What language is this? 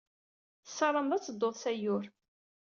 Kabyle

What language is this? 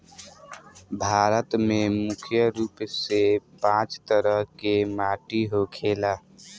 Bhojpuri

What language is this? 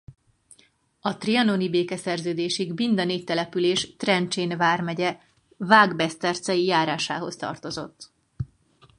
Hungarian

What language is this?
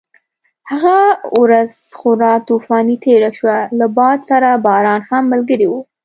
Pashto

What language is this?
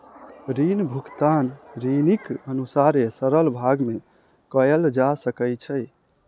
Maithili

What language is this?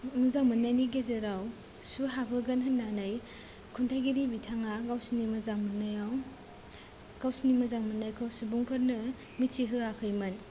Bodo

